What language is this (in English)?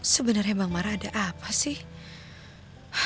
Indonesian